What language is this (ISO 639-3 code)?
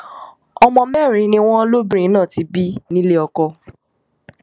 yor